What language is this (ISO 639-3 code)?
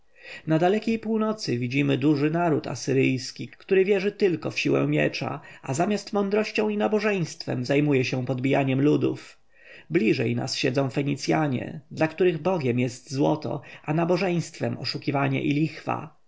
pol